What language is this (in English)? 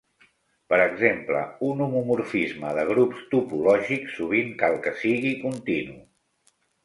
Catalan